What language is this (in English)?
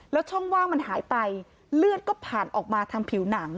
Thai